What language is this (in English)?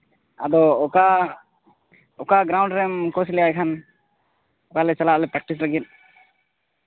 Santali